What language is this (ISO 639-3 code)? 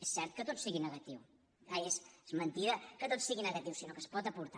cat